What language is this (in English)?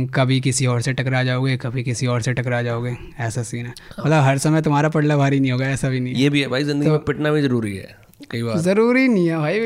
Hindi